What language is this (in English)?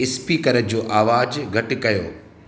Sindhi